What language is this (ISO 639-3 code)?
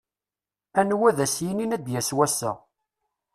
kab